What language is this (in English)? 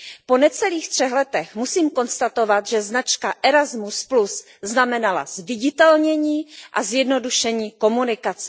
Czech